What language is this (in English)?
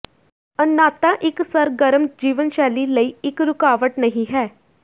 Punjabi